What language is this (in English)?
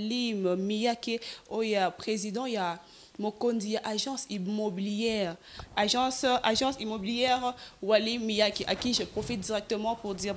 French